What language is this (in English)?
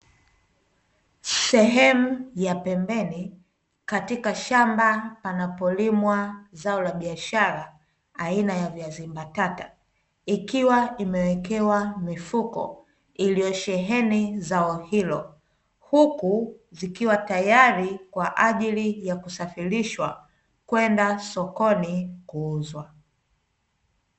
Swahili